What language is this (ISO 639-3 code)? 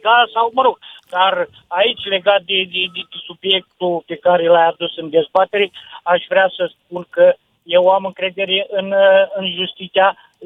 ron